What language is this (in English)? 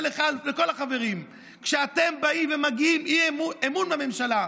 Hebrew